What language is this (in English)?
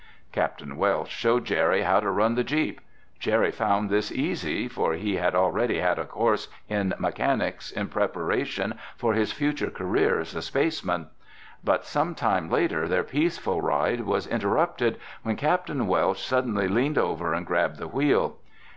English